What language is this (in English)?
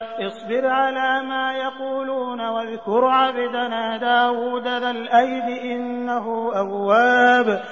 Arabic